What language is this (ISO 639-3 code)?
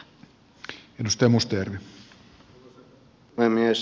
fin